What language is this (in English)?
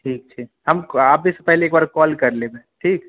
Maithili